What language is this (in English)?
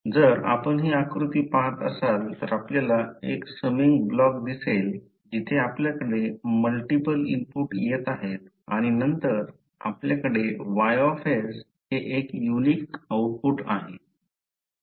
Marathi